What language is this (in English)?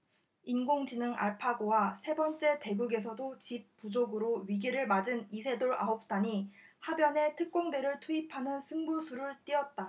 Korean